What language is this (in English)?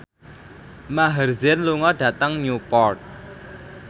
Javanese